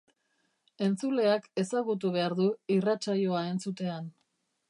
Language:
Basque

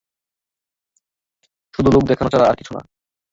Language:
Bangla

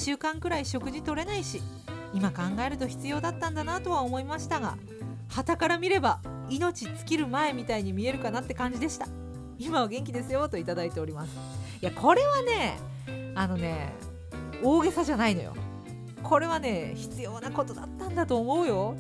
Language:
Japanese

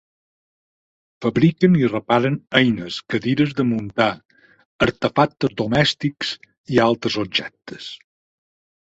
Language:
Catalan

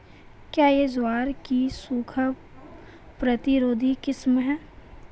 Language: Hindi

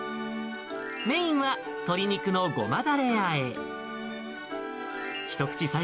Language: Japanese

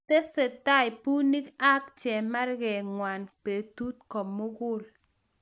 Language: Kalenjin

